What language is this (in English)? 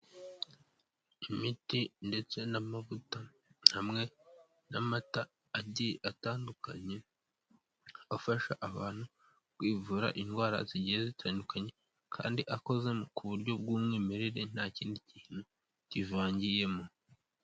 Kinyarwanda